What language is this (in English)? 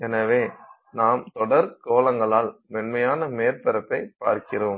Tamil